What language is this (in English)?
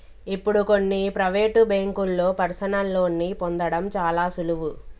Telugu